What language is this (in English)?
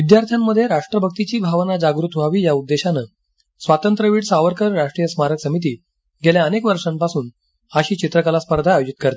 Marathi